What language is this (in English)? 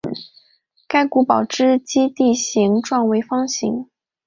Chinese